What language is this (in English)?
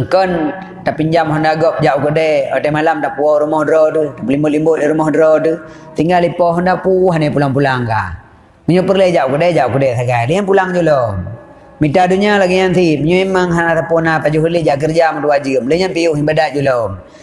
Malay